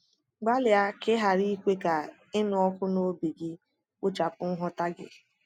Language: Igbo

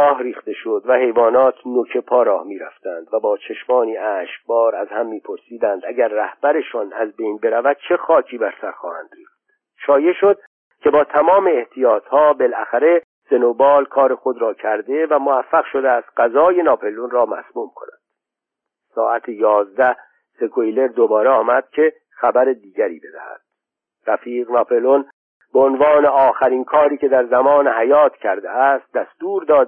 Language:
Persian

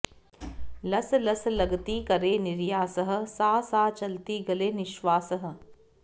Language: Sanskrit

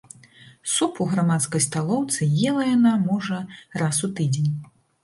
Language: Belarusian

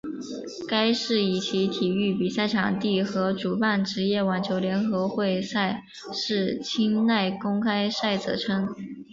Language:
Chinese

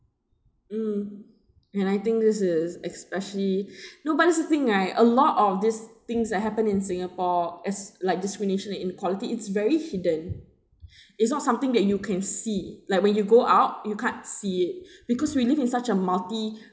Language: English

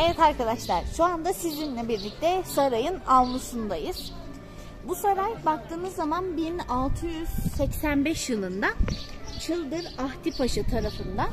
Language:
Turkish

